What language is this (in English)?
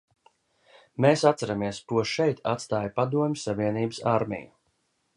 Latvian